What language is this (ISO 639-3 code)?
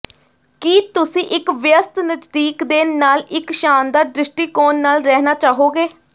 pan